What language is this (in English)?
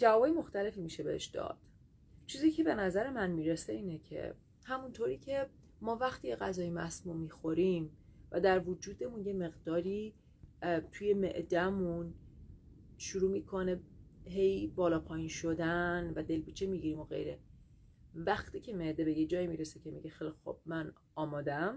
Persian